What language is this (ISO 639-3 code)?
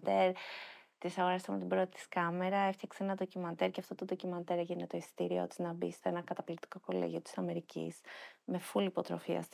ell